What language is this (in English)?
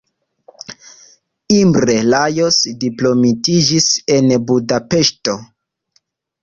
Esperanto